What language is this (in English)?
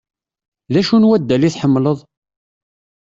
Kabyle